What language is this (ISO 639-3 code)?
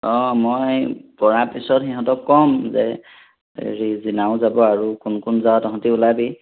asm